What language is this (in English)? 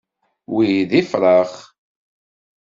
Kabyle